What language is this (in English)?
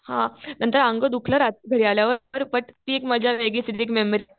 Marathi